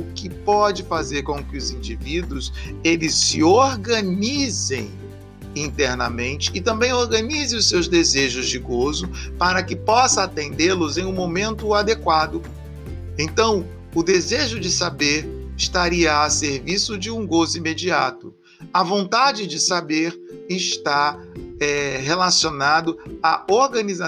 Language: Portuguese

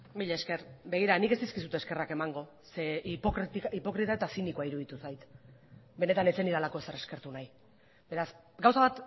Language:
Basque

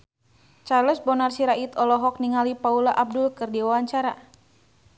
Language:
Sundanese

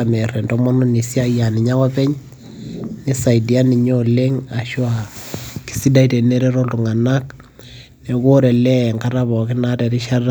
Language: Masai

